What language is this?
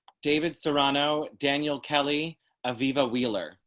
English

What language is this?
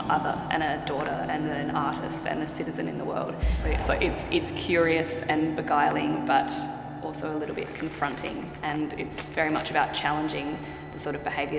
English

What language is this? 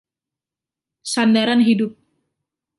Indonesian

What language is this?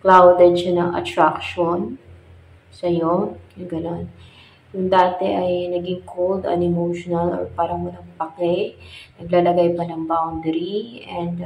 Filipino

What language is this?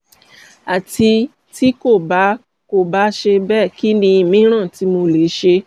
Yoruba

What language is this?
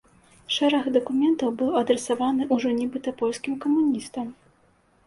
Belarusian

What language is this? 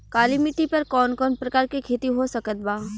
Bhojpuri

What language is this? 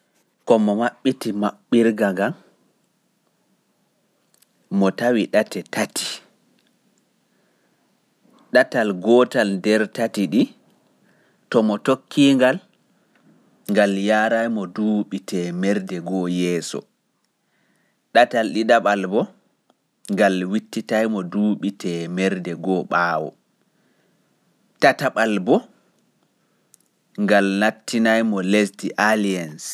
Fula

